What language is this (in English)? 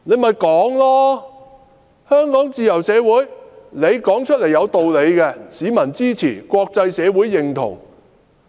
Cantonese